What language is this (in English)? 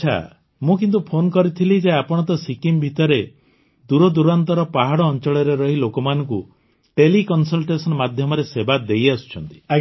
Odia